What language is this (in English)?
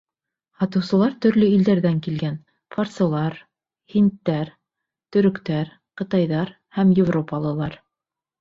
Bashkir